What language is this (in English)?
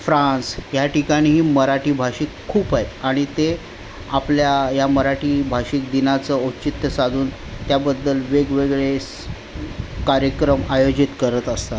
Marathi